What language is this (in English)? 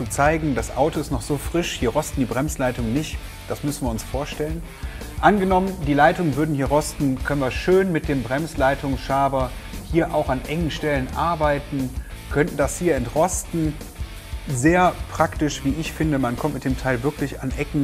German